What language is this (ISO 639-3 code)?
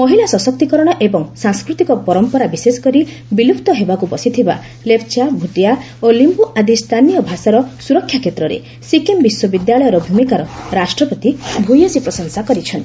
ori